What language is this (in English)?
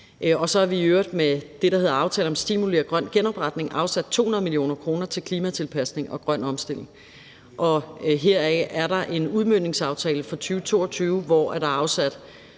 Danish